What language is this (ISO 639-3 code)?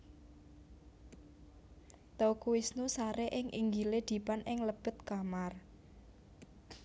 jav